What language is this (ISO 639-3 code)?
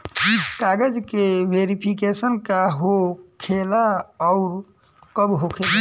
bho